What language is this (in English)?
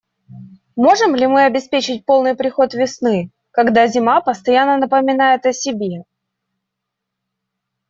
Russian